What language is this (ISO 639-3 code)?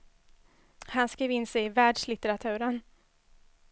swe